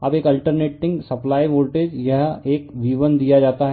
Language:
Hindi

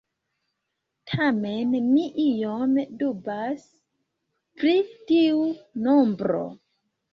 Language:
Esperanto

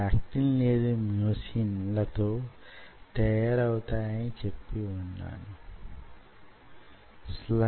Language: Telugu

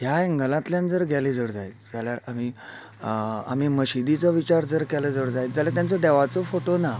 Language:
Konkani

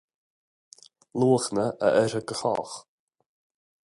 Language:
Irish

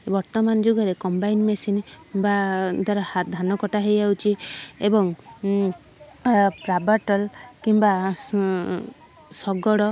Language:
Odia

